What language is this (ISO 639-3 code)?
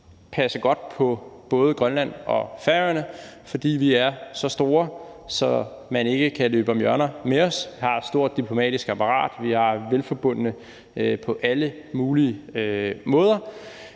dan